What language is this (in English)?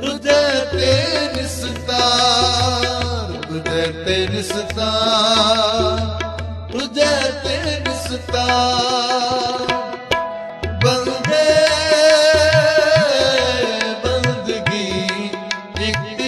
Arabic